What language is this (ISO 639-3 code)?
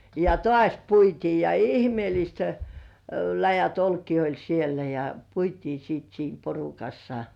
fin